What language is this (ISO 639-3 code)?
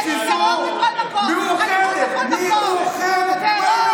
heb